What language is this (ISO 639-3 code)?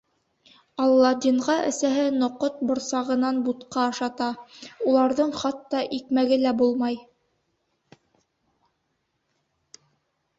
bak